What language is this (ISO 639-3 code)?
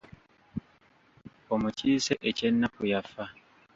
lug